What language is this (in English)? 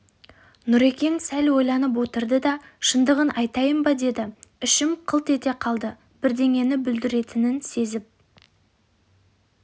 Kazakh